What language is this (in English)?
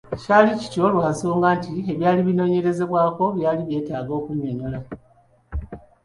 Ganda